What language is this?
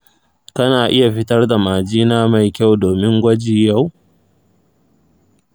Hausa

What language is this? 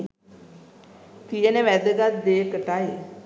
Sinhala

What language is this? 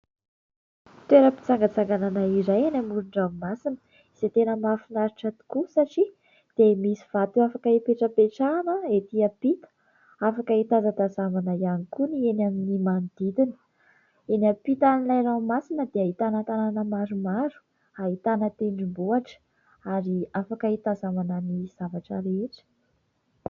Malagasy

